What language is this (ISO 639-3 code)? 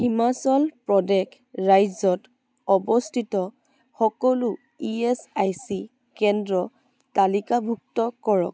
asm